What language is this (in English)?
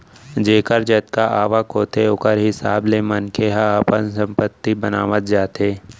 Chhattisgarhi